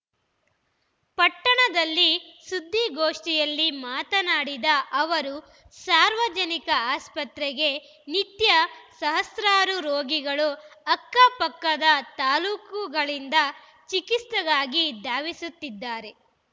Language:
Kannada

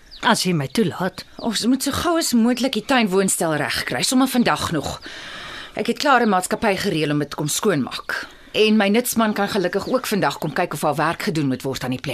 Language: Dutch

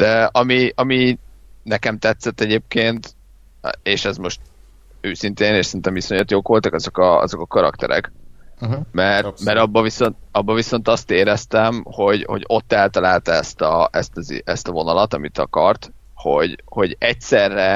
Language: Hungarian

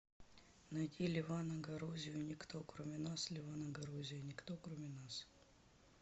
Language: Russian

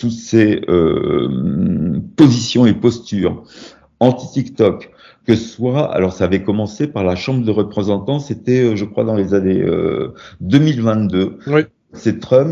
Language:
French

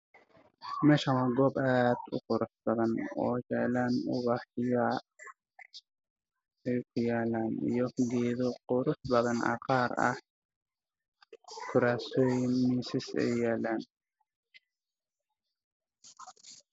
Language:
Somali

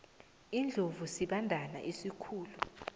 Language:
South Ndebele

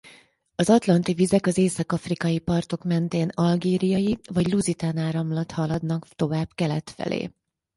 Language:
Hungarian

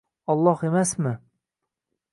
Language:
Uzbek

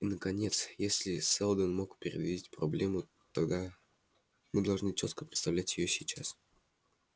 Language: Russian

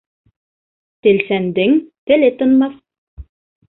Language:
Bashkir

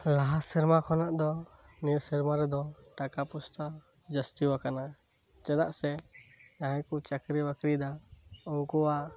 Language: Santali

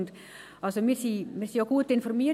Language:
Swiss German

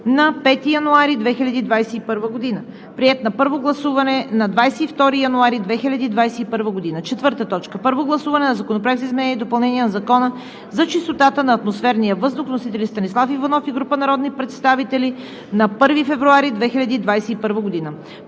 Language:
Bulgarian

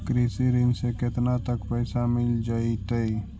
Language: Magahi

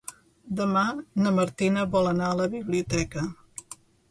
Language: Catalan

